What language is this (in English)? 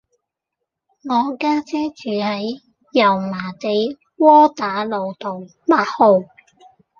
Cantonese